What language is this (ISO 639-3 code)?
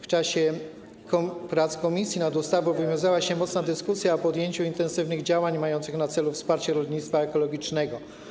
pol